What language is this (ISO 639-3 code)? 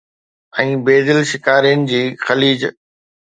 snd